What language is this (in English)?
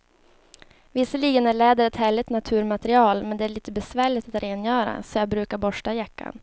Swedish